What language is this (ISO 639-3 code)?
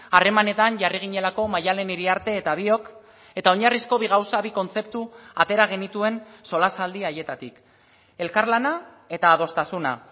eus